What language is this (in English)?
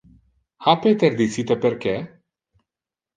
Interlingua